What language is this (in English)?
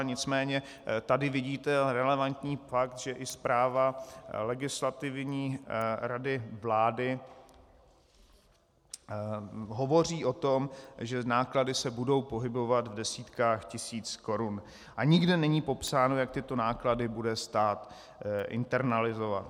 Czech